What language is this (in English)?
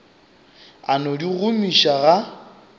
Northern Sotho